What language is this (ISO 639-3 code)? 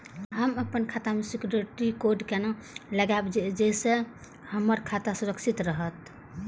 mai